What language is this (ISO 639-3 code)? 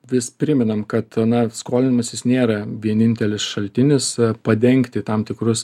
lit